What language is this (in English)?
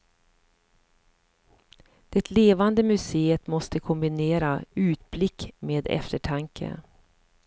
Swedish